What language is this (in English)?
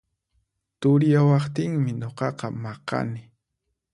Puno Quechua